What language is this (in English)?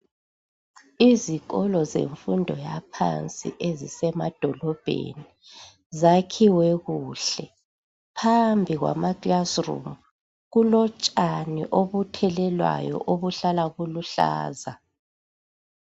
North Ndebele